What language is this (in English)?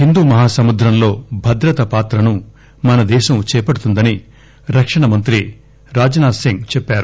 Telugu